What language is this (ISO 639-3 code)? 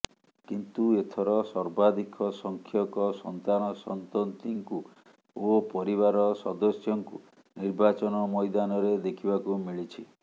ori